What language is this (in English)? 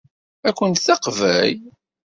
Kabyle